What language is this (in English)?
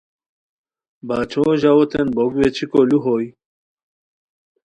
Khowar